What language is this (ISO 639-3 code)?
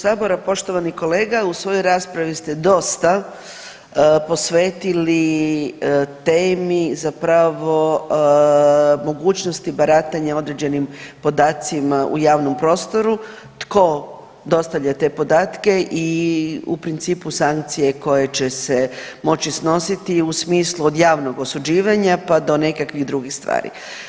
hrv